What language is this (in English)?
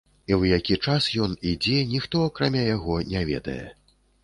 Belarusian